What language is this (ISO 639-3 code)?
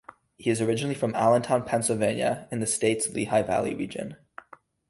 eng